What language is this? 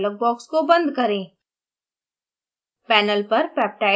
Hindi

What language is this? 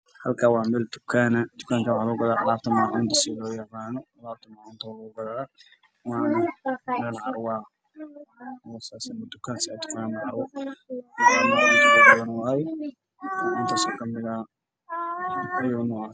Somali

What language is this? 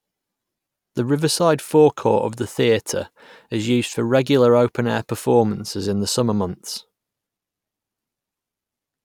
English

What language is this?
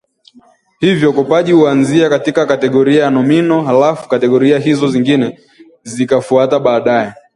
Swahili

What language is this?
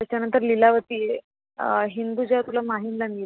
Marathi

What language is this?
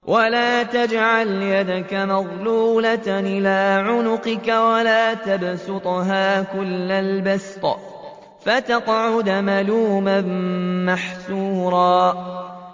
Arabic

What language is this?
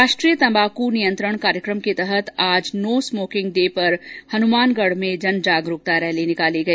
Hindi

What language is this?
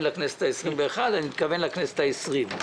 Hebrew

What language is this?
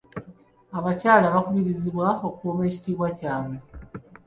Ganda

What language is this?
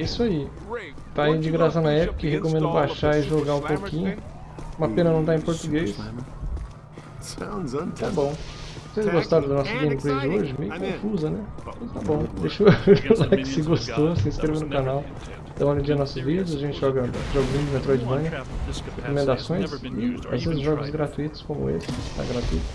Portuguese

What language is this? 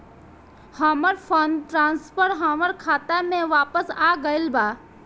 Bhojpuri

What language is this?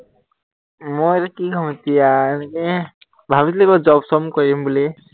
Assamese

